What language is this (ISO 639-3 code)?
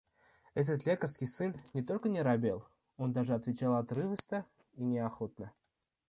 rus